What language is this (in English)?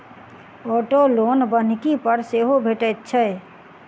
Maithili